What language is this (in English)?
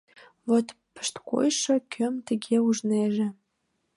Mari